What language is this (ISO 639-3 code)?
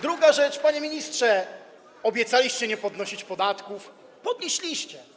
pol